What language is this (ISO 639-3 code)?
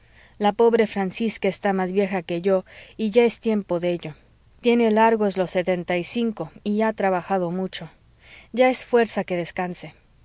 spa